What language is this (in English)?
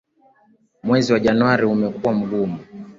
Swahili